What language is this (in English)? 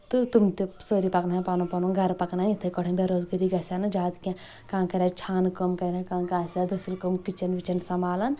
Kashmiri